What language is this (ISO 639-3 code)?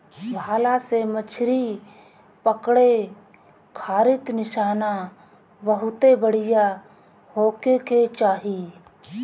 bho